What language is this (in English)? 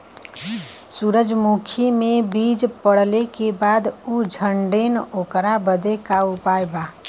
Bhojpuri